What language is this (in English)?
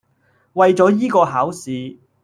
Cantonese